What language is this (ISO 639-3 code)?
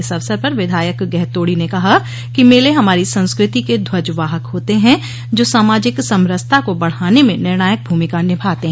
hin